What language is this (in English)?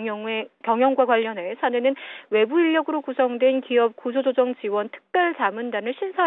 Korean